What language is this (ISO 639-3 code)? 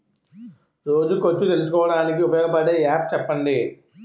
tel